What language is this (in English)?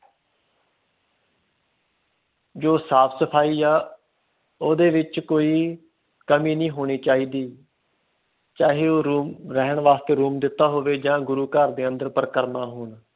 Punjabi